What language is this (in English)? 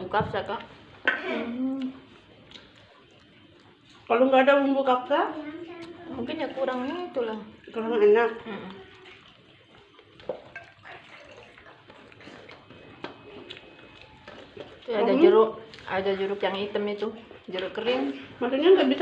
Indonesian